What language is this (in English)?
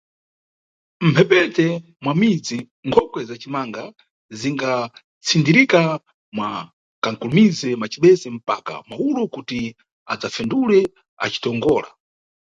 Nyungwe